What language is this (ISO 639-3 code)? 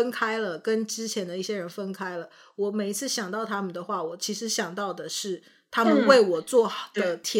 zho